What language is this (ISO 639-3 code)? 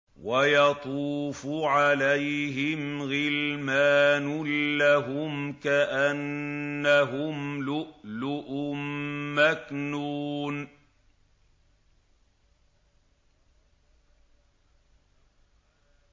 ara